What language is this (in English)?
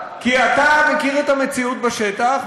Hebrew